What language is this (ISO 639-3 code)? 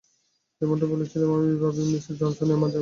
ben